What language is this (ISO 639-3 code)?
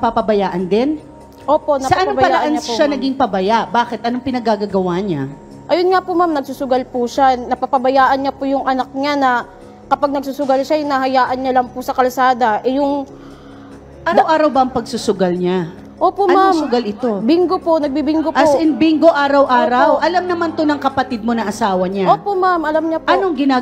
fil